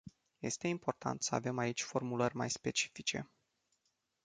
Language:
Romanian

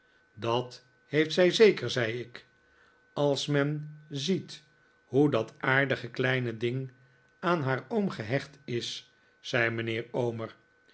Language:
Dutch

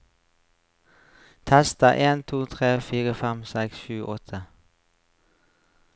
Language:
Norwegian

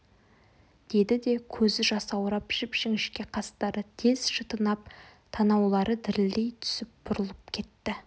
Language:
Kazakh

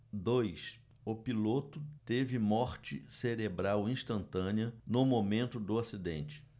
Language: Portuguese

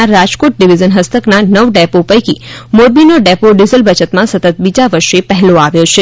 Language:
Gujarati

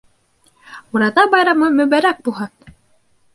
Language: Bashkir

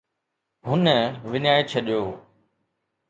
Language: Sindhi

